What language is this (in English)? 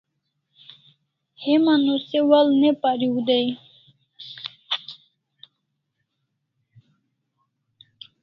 Kalasha